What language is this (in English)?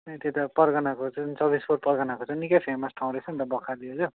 Nepali